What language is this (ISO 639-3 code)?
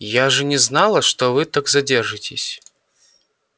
rus